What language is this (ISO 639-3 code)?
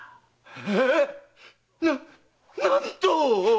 jpn